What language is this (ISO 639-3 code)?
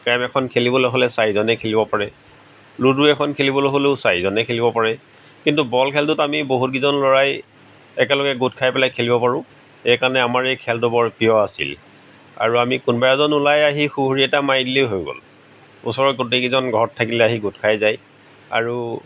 asm